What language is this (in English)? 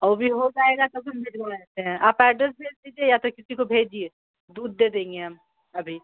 Urdu